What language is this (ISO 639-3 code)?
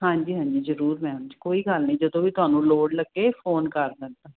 pan